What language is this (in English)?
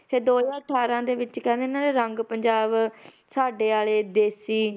Punjabi